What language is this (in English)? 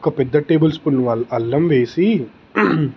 Telugu